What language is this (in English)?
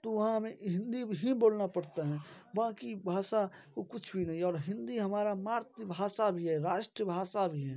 Hindi